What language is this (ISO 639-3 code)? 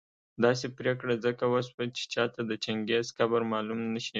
pus